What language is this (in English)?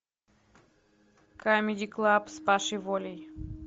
Russian